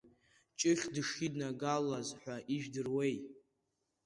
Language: Abkhazian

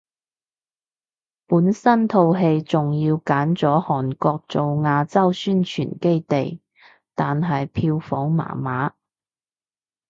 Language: Cantonese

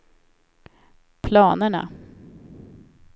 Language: Swedish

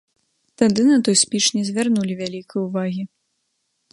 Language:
Belarusian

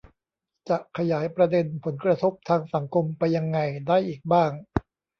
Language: Thai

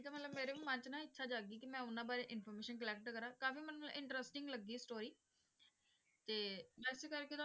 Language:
Punjabi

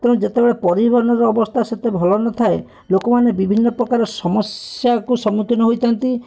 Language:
Odia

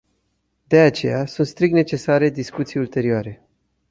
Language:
Romanian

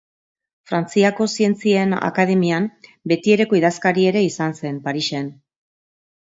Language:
Basque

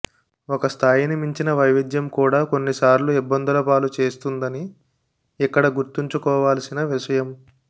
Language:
Telugu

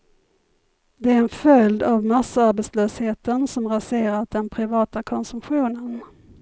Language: Swedish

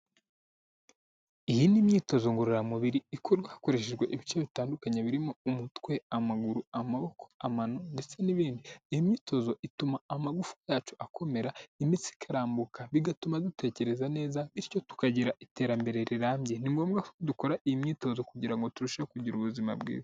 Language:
Kinyarwanda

